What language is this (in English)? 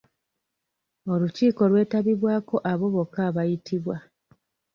Ganda